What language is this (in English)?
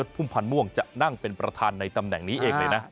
Thai